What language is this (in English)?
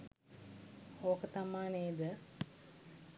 Sinhala